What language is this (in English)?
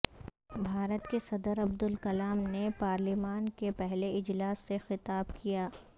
Urdu